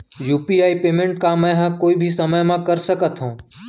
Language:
Chhattisgarhi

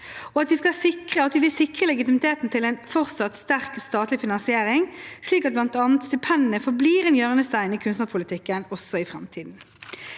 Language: Norwegian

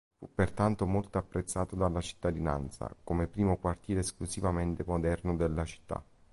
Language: Italian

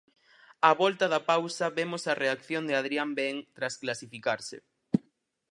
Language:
Galician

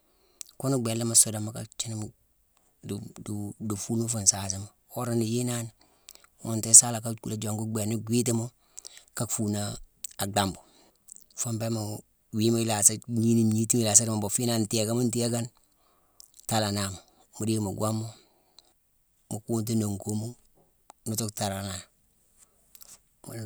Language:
Mansoanka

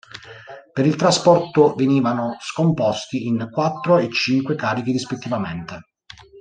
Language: Italian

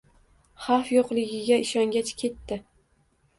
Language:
Uzbek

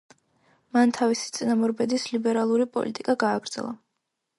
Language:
Georgian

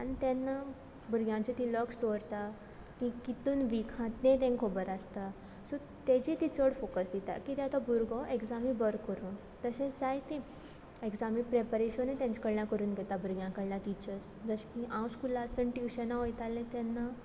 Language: Konkani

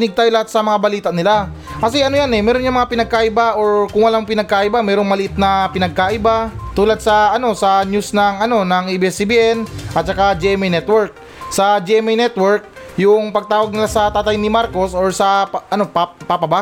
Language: Filipino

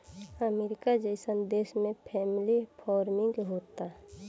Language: Bhojpuri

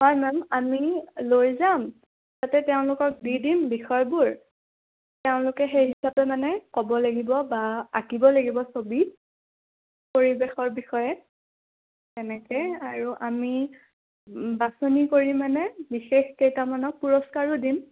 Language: Assamese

